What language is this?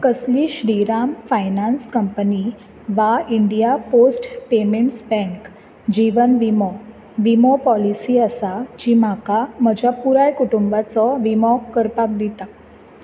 Konkani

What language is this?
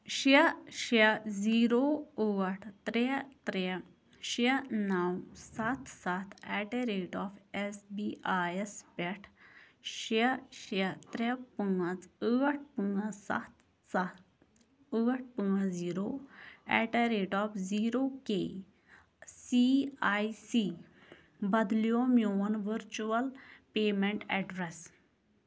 Kashmiri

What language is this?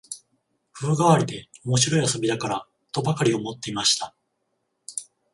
Japanese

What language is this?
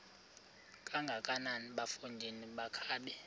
Xhosa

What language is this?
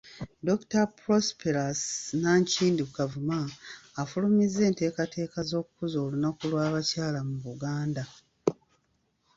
Ganda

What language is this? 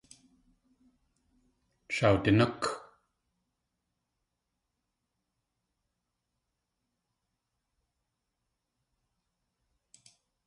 Tlingit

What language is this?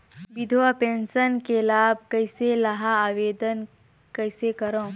Chhattisgarhi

